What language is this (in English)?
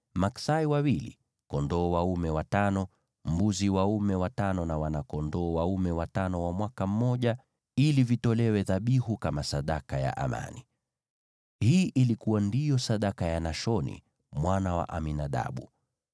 Swahili